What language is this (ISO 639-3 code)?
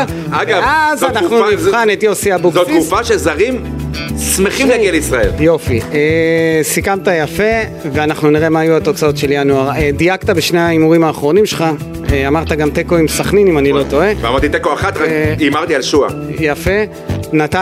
heb